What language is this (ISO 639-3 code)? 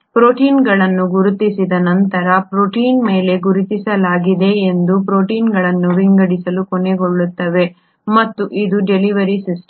kan